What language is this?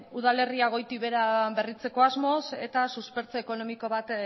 Basque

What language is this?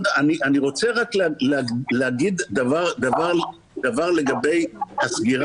Hebrew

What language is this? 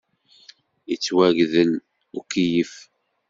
Kabyle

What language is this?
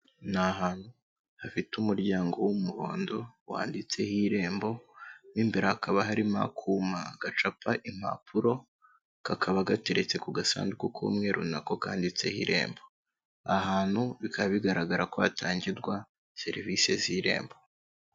Kinyarwanda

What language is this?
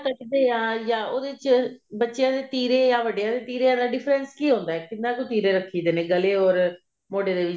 Punjabi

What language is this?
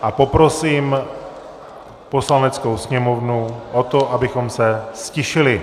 Czech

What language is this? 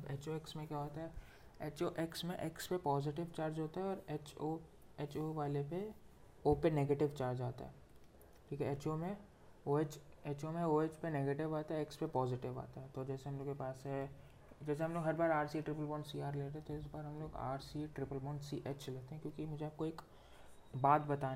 Hindi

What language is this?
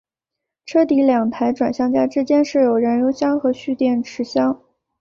Chinese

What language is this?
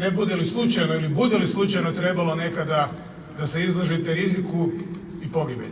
Croatian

